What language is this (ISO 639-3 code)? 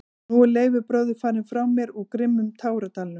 isl